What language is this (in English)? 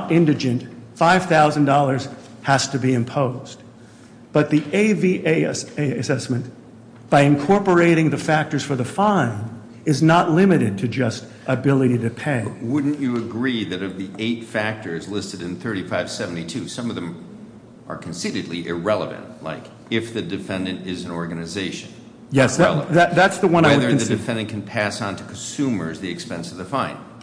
English